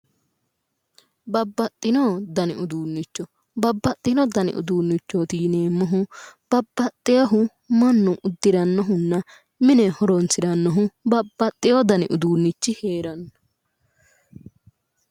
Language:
Sidamo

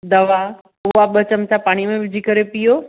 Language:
Sindhi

